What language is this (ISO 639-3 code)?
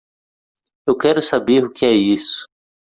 por